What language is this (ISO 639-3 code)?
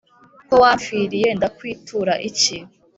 kin